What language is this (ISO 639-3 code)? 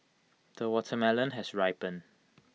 eng